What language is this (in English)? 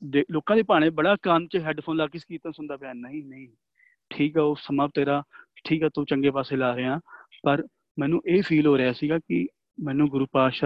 Punjabi